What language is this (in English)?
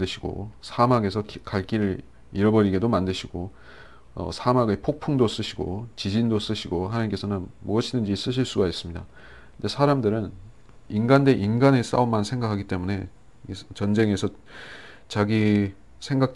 Korean